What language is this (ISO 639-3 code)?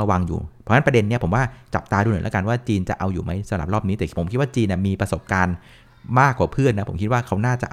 tha